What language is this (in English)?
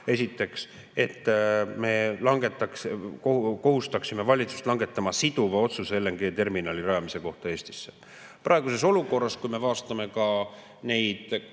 Estonian